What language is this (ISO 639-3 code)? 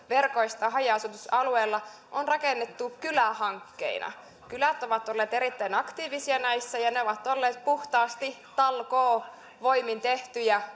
fin